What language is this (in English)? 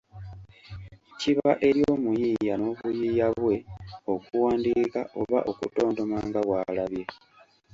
Ganda